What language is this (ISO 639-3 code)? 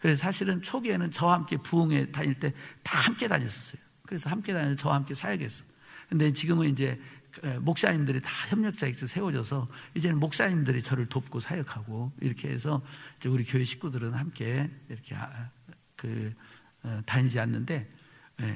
kor